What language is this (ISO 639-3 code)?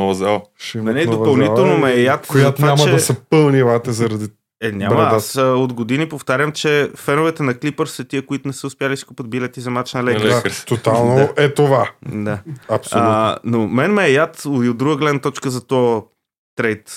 bul